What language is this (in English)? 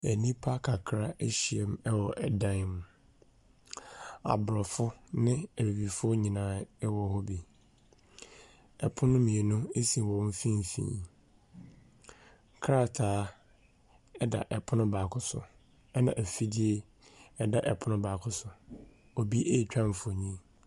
Akan